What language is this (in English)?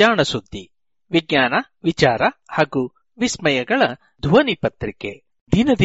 Kannada